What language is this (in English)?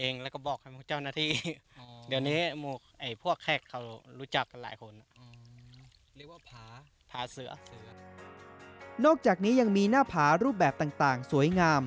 Thai